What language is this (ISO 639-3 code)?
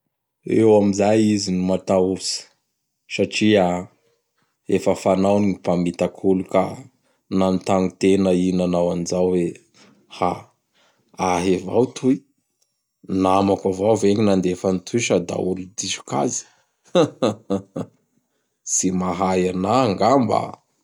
bhr